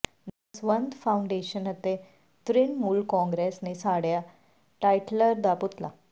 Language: Punjabi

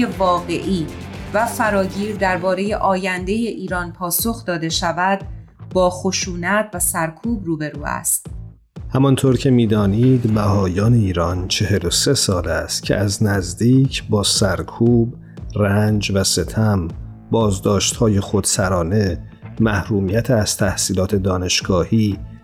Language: Persian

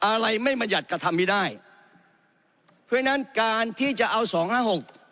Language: Thai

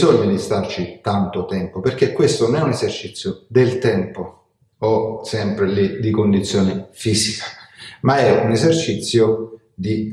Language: Italian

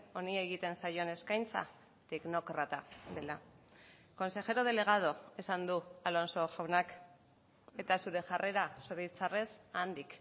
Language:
Basque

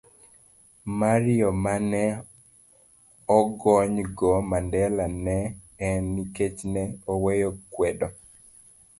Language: Luo (Kenya and Tanzania)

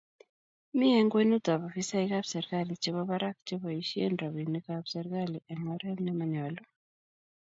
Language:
Kalenjin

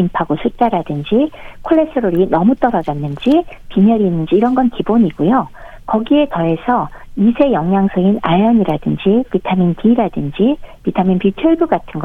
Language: Korean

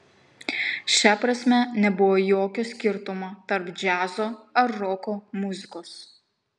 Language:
Lithuanian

